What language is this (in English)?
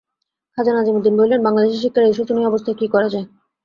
Bangla